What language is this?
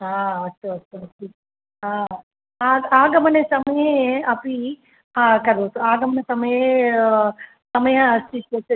Sanskrit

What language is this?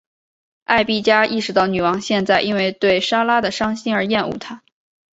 Chinese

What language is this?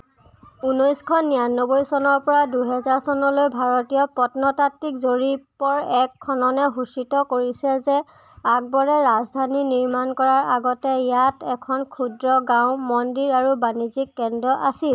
Assamese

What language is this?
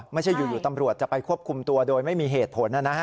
Thai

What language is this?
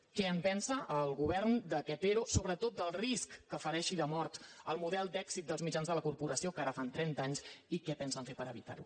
Catalan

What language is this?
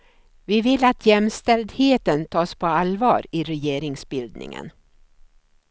Swedish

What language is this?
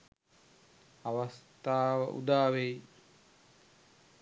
Sinhala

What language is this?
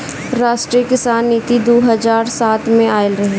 Bhojpuri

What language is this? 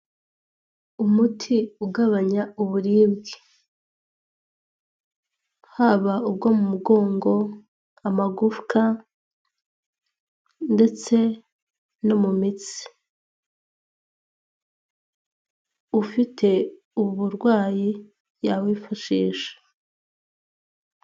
Kinyarwanda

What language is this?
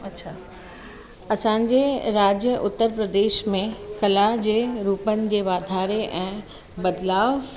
Sindhi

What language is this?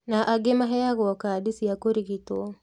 Kikuyu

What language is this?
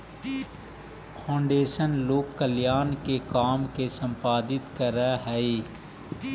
Magahi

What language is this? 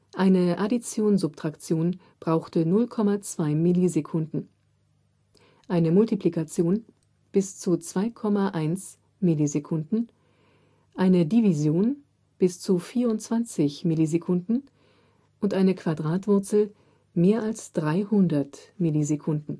German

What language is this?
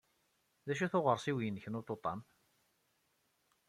Kabyle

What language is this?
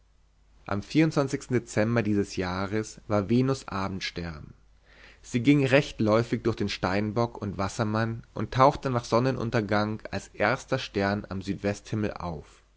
German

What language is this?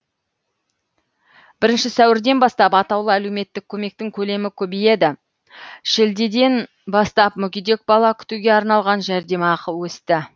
Kazakh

